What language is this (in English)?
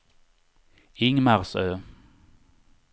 Swedish